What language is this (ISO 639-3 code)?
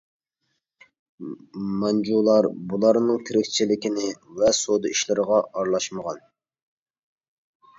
uig